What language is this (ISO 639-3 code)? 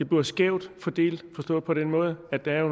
dan